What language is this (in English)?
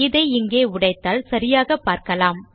Tamil